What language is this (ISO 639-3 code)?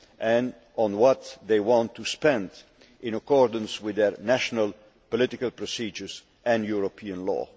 eng